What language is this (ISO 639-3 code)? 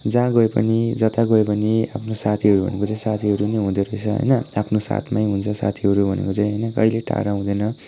nep